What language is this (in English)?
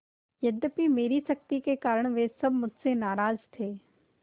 Hindi